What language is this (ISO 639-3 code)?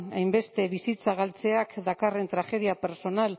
eus